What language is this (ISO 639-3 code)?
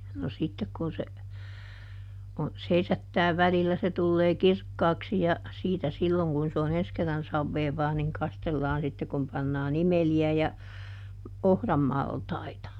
fin